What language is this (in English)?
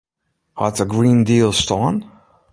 Western Frisian